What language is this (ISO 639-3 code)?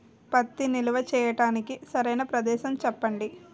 tel